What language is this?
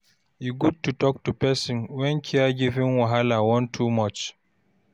Nigerian Pidgin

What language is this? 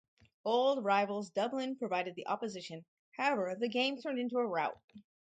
English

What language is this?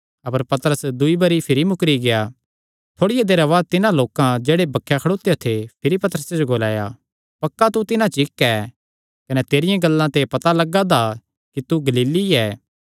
Kangri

